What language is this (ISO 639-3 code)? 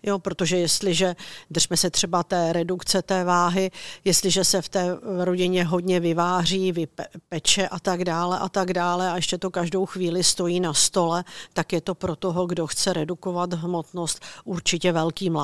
ces